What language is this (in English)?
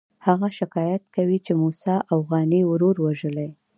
Pashto